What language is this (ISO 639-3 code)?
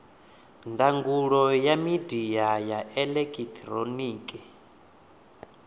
ven